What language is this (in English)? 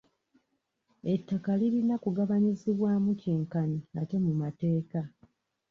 Ganda